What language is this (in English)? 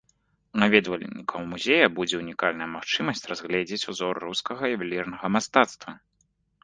Belarusian